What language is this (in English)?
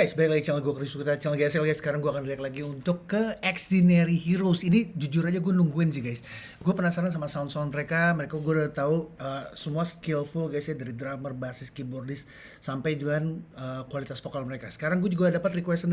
Indonesian